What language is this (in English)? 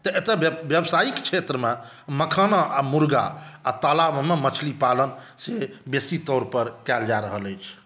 Maithili